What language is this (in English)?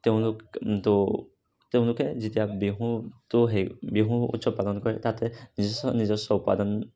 Assamese